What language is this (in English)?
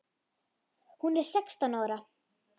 Icelandic